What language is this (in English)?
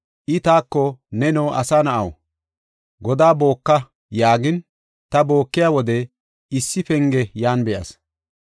Gofa